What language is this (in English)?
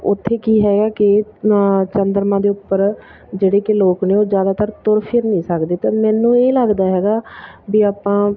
Punjabi